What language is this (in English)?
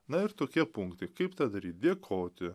Lithuanian